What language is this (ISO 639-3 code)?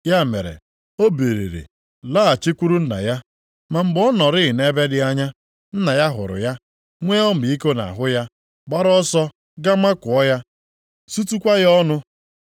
ibo